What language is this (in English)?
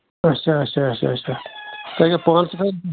Kashmiri